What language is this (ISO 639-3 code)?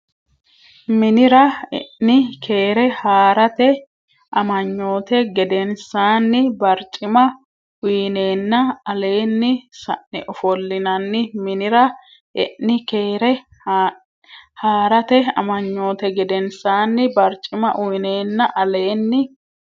sid